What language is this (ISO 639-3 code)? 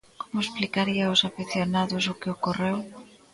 glg